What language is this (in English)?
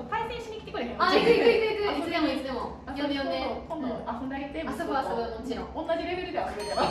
Japanese